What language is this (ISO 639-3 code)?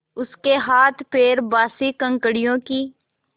hin